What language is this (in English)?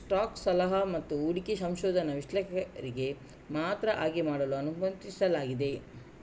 Kannada